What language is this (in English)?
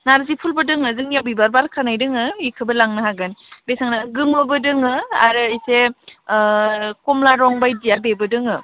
Bodo